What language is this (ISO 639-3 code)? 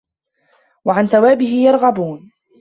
ara